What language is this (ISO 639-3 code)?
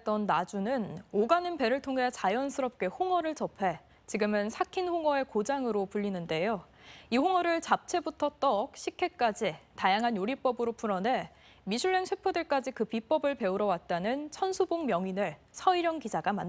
kor